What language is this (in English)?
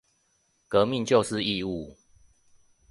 Chinese